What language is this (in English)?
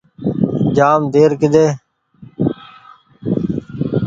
Goaria